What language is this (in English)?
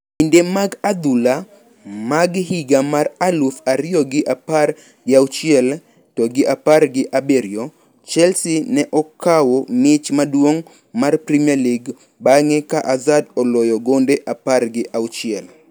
Luo (Kenya and Tanzania)